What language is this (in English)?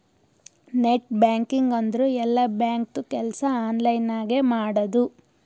Kannada